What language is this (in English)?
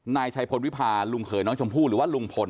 Thai